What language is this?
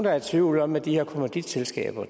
Danish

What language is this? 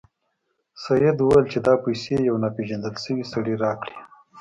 Pashto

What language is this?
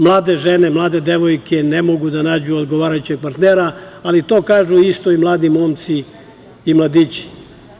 Serbian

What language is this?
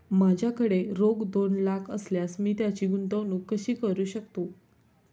Marathi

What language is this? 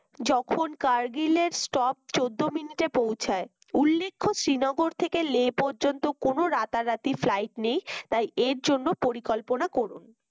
Bangla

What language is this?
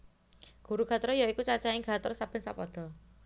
Javanese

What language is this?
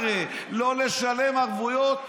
Hebrew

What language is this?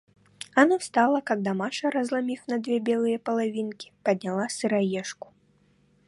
Russian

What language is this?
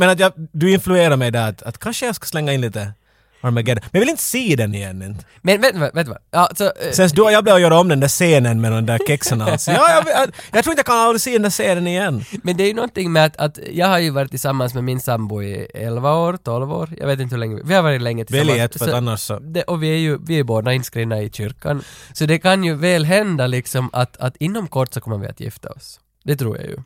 Swedish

